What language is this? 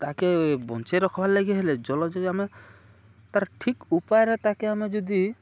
Odia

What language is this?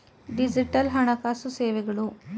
Kannada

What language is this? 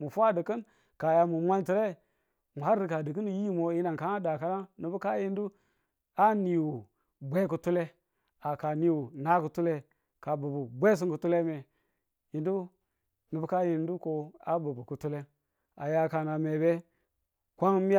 Tula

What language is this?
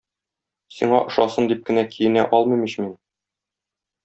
Tatar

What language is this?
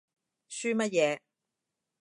Cantonese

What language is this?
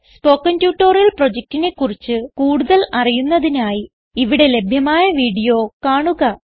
Malayalam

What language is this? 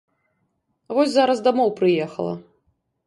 Belarusian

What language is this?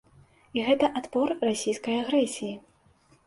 Belarusian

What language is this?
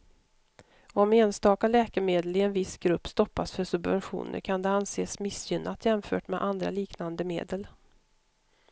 Swedish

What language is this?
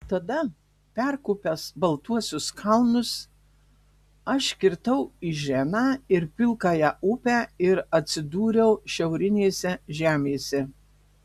Lithuanian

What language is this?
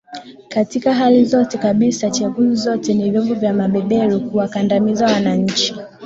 Swahili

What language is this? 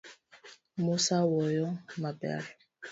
Luo (Kenya and Tanzania)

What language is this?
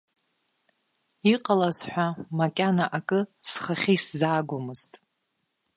Abkhazian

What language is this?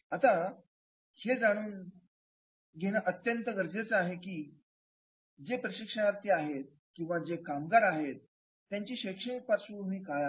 Marathi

